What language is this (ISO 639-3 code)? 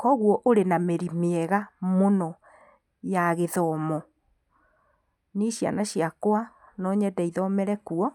kik